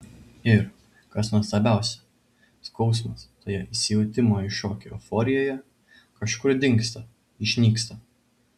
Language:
Lithuanian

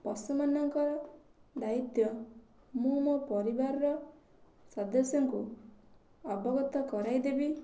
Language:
Odia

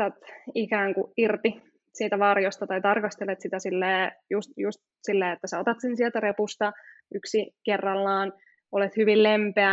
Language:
Finnish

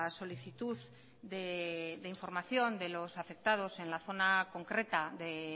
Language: Spanish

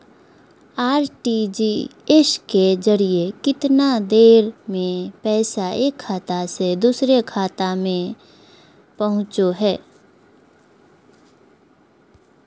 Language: Magahi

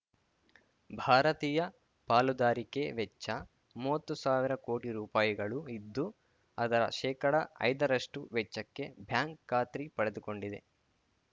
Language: Kannada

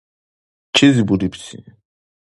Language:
Dargwa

